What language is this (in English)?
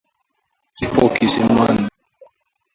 Swahili